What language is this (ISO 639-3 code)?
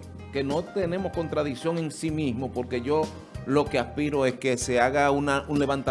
spa